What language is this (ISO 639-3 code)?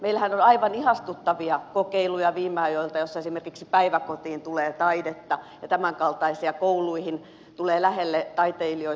fin